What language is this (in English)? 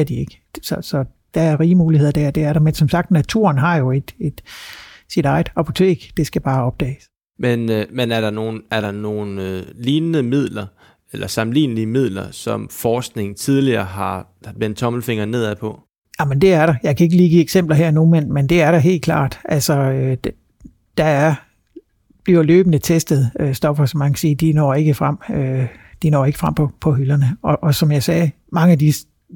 Danish